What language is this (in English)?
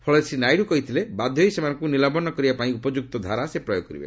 Odia